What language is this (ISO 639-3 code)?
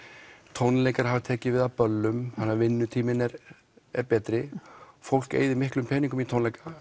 isl